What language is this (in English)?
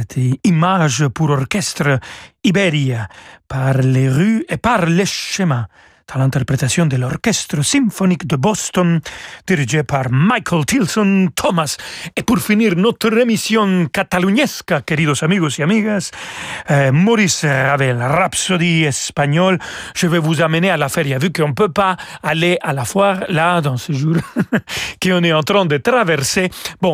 French